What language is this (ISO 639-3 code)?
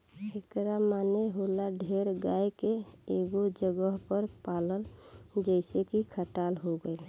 bho